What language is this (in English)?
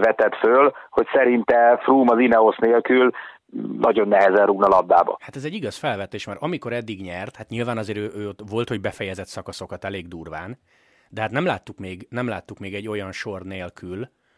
Hungarian